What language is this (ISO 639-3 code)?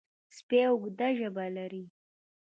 pus